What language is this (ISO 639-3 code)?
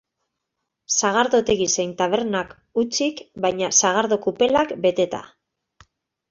eus